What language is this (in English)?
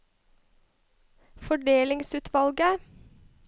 Norwegian